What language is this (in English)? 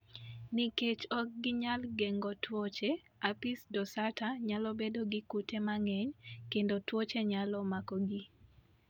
Luo (Kenya and Tanzania)